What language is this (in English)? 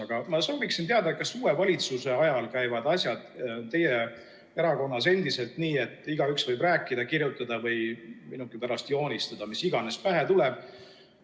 Estonian